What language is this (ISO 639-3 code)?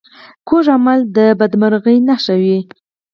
pus